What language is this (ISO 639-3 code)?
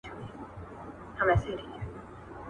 pus